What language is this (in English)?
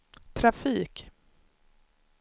Swedish